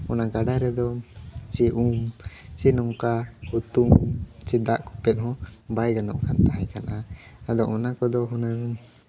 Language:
Santali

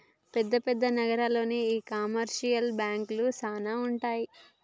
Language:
Telugu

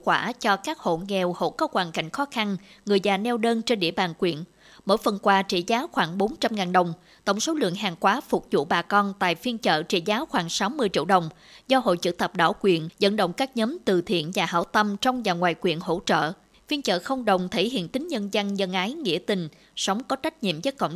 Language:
Vietnamese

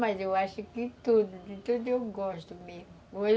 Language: Portuguese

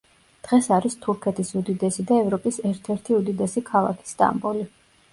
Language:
Georgian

